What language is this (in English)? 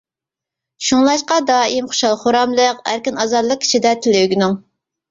Uyghur